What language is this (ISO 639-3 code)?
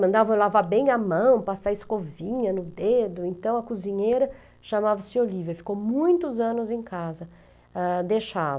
por